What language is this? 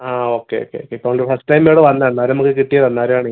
Malayalam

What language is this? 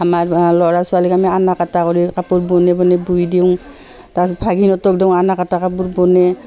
Assamese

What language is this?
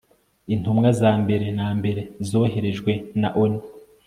Kinyarwanda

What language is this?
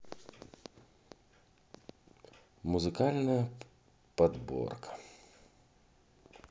Russian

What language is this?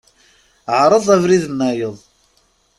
Kabyle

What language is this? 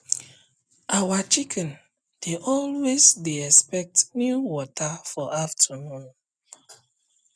Nigerian Pidgin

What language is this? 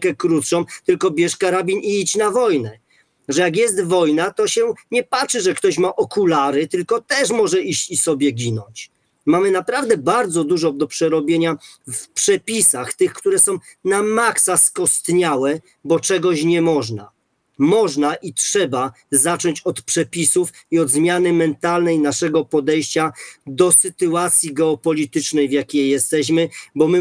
Polish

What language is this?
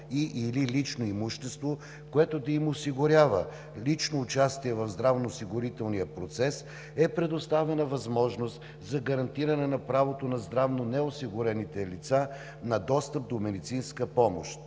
Bulgarian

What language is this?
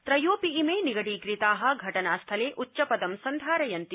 Sanskrit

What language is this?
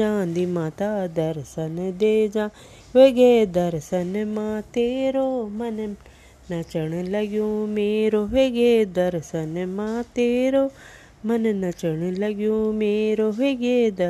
Hindi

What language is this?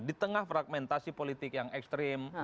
Indonesian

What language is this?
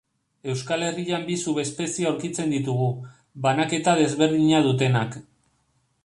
Basque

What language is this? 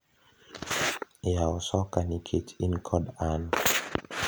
Luo (Kenya and Tanzania)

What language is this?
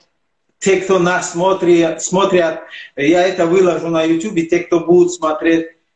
Russian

